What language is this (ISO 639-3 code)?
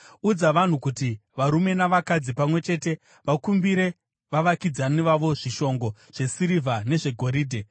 sna